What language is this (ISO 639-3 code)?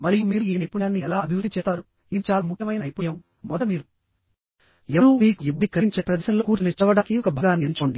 tel